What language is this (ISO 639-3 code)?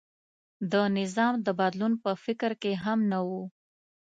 pus